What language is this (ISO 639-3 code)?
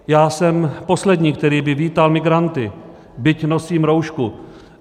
ces